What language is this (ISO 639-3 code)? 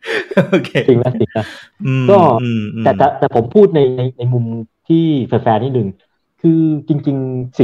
tha